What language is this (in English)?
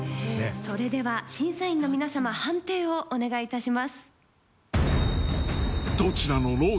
Japanese